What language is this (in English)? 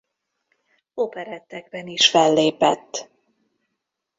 Hungarian